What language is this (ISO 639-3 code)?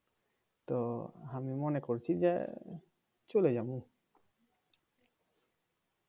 ben